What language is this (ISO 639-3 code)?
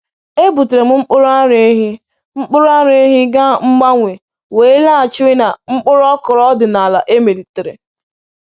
ibo